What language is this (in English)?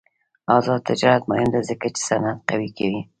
Pashto